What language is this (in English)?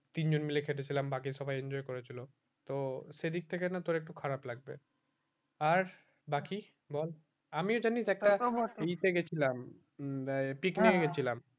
Bangla